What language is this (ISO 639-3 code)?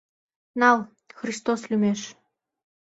chm